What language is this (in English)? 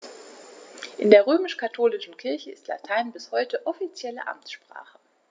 German